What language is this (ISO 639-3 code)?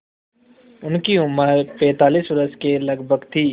hin